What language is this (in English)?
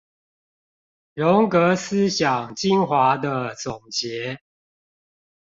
Chinese